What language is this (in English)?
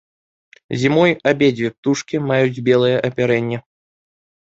Belarusian